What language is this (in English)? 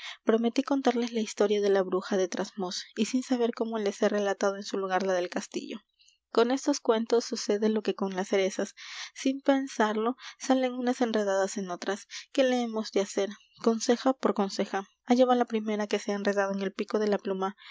Spanish